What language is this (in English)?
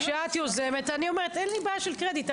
Hebrew